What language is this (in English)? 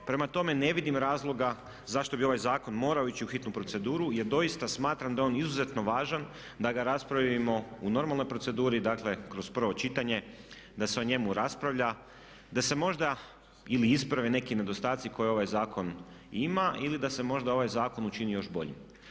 Croatian